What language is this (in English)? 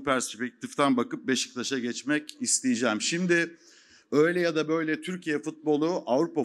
Turkish